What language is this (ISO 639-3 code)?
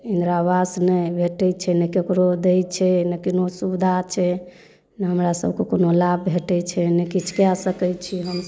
mai